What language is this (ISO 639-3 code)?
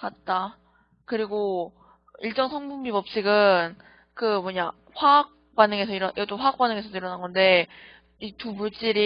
kor